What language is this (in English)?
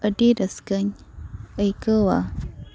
Santali